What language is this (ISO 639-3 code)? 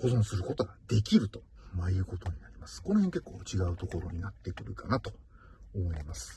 jpn